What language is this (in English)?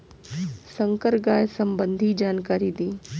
Bhojpuri